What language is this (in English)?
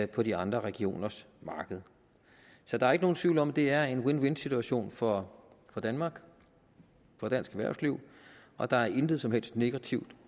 Danish